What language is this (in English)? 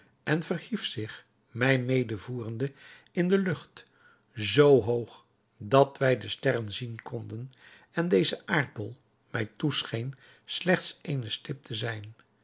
Dutch